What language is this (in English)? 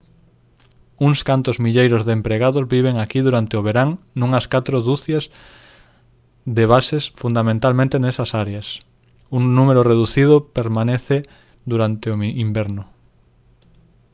Galician